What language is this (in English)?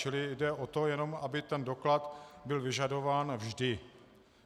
Czech